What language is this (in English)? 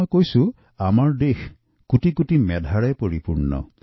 Assamese